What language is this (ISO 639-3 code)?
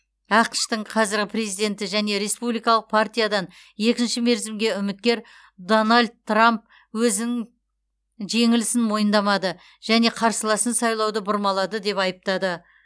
kaz